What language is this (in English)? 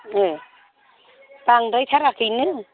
Bodo